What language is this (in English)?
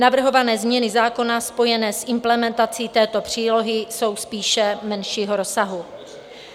Czech